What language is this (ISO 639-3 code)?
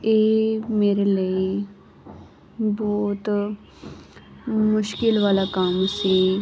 pan